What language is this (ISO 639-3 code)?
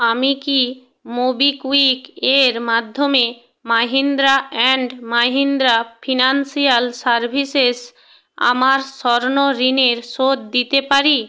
ben